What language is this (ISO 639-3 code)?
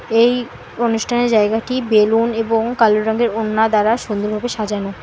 ben